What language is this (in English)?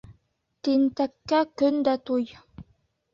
Bashkir